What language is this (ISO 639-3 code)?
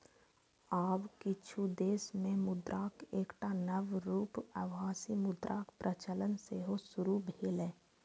mai